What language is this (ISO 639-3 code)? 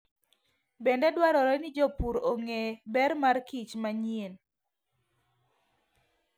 luo